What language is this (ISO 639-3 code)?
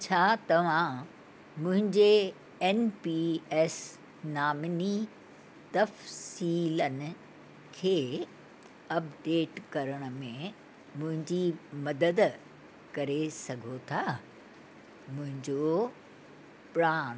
snd